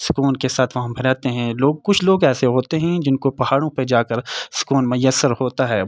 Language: Urdu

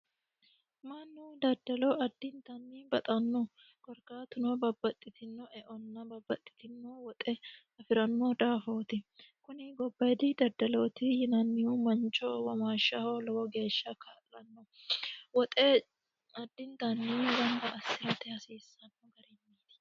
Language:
Sidamo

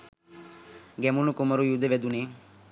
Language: Sinhala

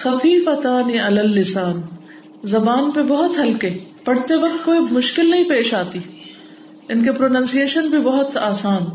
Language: Urdu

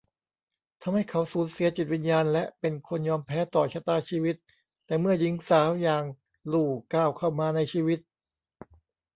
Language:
Thai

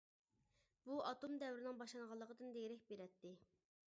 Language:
Uyghur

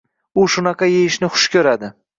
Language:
Uzbek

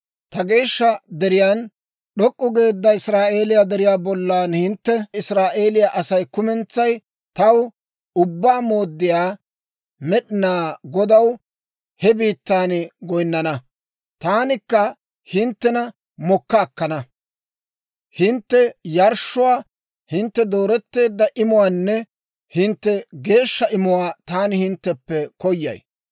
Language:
Dawro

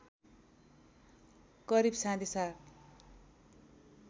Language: Nepali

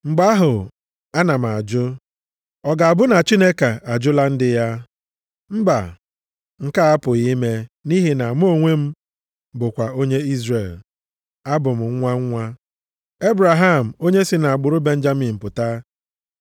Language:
Igbo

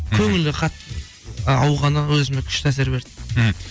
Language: Kazakh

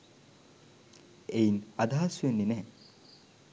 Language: Sinhala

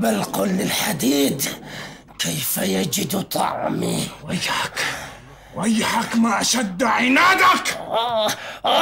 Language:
Arabic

